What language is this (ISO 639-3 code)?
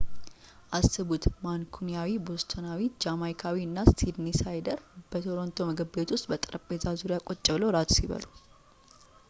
amh